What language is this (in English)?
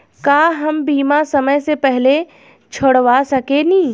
Bhojpuri